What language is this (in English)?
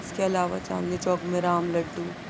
Urdu